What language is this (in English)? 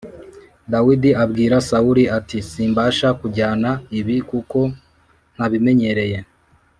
Kinyarwanda